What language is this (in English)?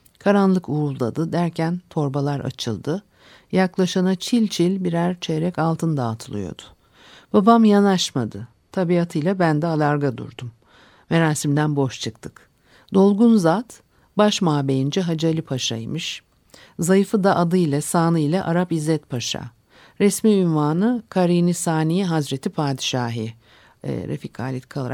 Turkish